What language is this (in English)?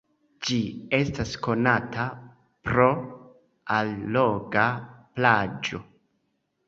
Esperanto